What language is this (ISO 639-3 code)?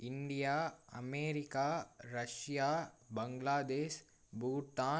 tam